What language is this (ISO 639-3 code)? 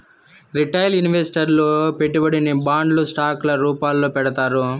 tel